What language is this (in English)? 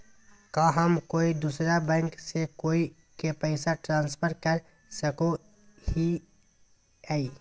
Magahi